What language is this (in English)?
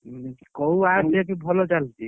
Odia